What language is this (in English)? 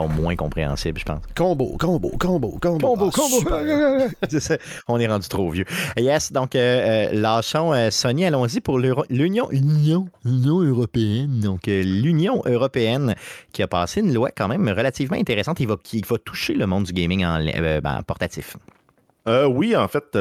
French